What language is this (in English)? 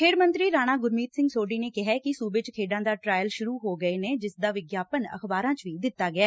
Punjabi